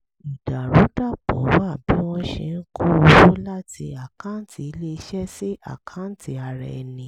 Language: Yoruba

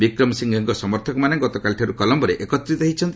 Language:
Odia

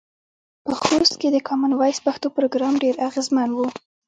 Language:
Pashto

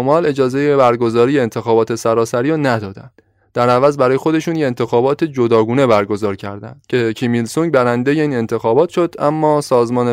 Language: Persian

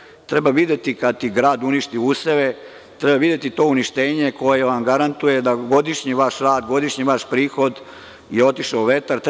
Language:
Serbian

